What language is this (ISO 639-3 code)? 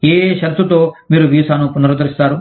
tel